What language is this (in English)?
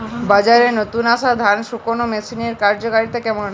Bangla